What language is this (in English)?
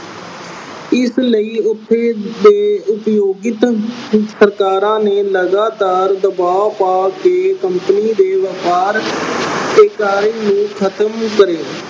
Punjabi